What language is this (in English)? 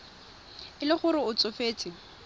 Tswana